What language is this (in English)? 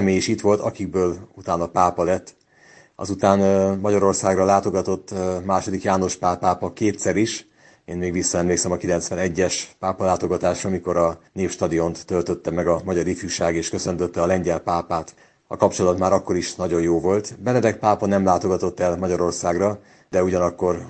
Hungarian